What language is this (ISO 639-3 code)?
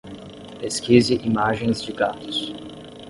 por